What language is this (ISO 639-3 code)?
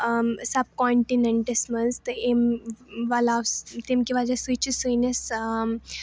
kas